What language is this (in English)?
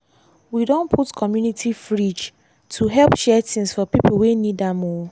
Nigerian Pidgin